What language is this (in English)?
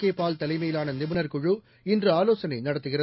Tamil